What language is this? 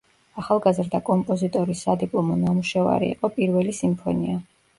Georgian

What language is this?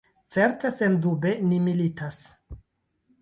Esperanto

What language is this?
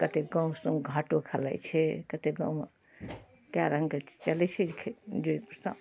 Maithili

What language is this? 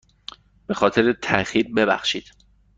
Persian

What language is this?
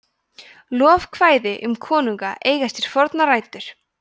Icelandic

